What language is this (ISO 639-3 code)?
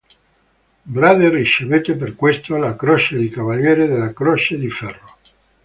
ita